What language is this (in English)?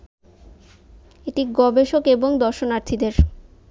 Bangla